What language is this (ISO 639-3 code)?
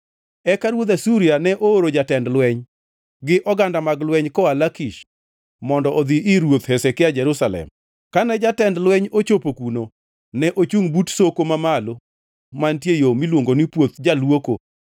luo